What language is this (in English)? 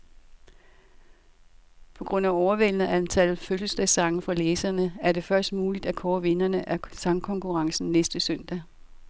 Danish